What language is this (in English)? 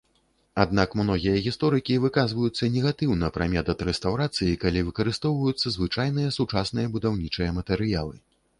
Belarusian